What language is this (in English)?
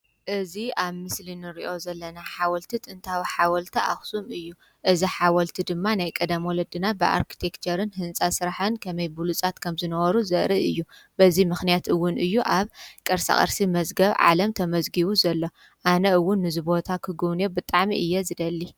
Tigrinya